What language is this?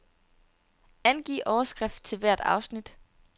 Danish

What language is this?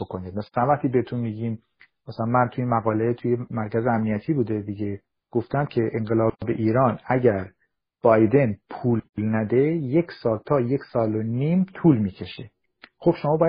Persian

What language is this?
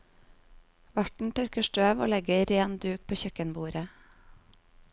Norwegian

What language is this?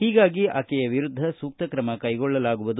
Kannada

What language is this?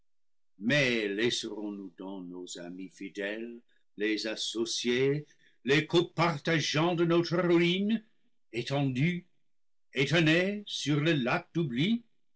French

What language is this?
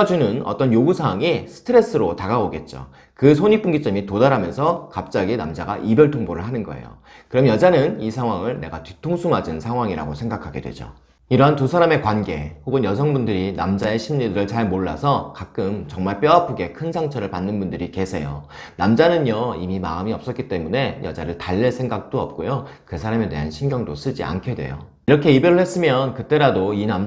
Korean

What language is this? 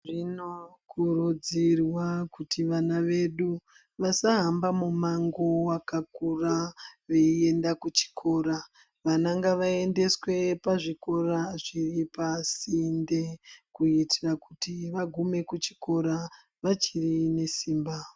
Ndau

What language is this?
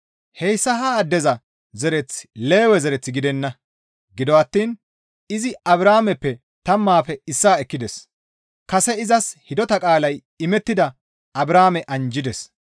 Gamo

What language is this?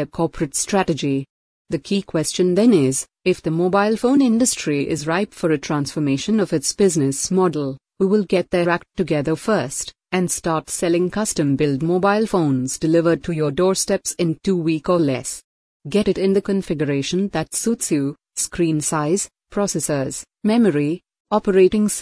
English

